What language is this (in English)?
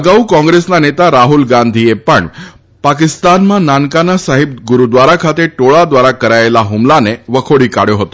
Gujarati